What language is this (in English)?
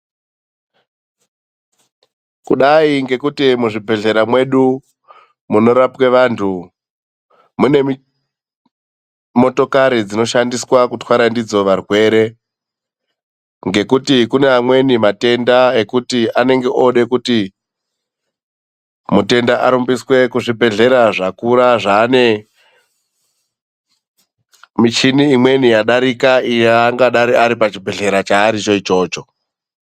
Ndau